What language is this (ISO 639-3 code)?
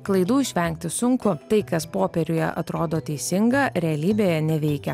lit